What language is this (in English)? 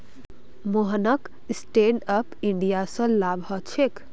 Magahi